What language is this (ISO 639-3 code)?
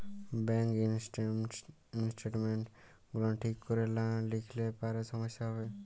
ben